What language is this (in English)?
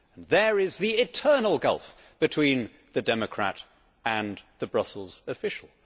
English